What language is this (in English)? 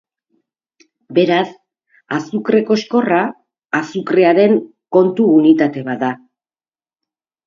Basque